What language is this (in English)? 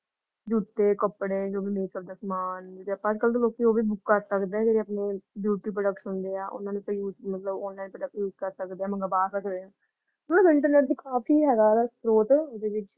Punjabi